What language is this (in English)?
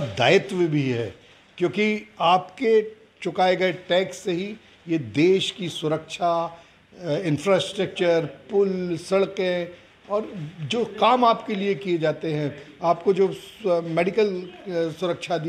Hindi